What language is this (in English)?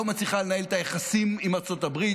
Hebrew